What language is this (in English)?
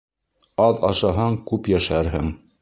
Bashkir